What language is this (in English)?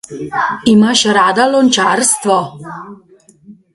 Slovenian